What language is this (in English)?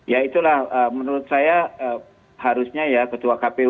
Indonesian